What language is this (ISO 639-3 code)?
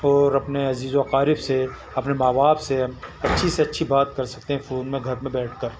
urd